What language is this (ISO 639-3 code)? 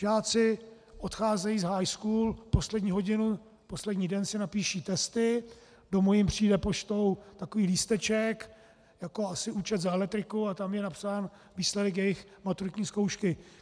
ces